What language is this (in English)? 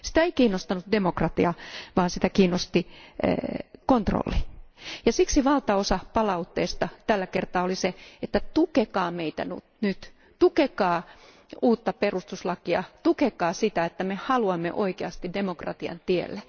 Finnish